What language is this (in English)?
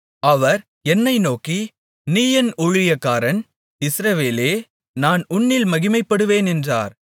Tamil